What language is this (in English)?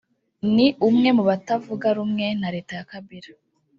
Kinyarwanda